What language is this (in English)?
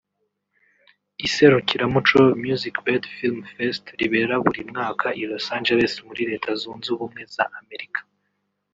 Kinyarwanda